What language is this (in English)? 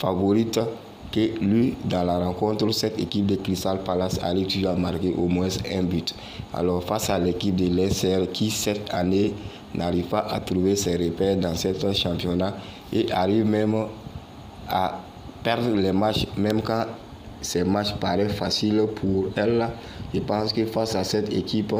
French